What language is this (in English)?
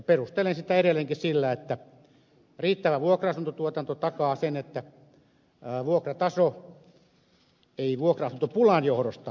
Finnish